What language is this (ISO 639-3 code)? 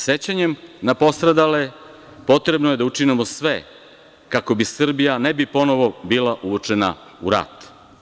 srp